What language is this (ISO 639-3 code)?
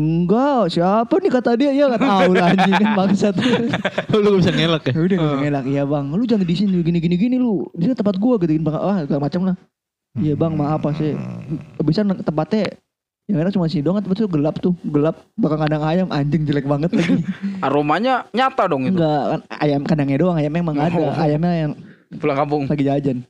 ind